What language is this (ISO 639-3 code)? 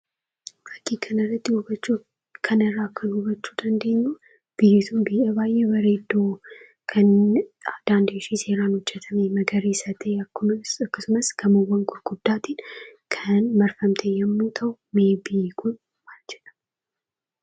orm